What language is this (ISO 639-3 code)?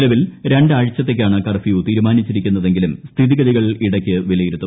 mal